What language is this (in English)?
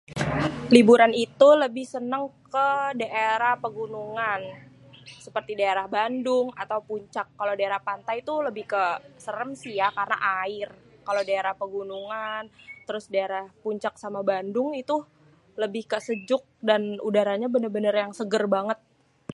Betawi